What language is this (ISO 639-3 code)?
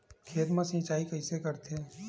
hne